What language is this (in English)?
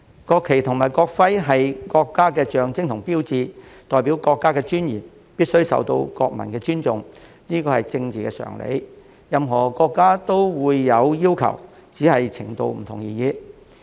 Cantonese